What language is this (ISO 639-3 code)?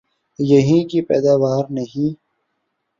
urd